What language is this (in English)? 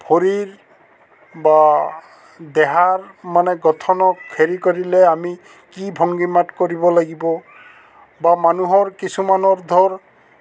Assamese